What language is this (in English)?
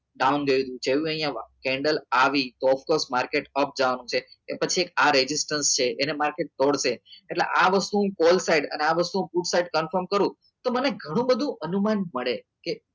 Gujarati